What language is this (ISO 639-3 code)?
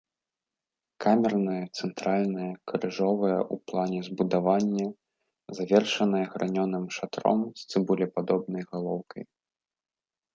bel